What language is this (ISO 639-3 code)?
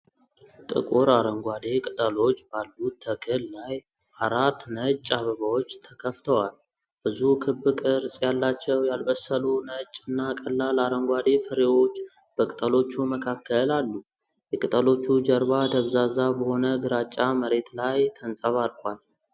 amh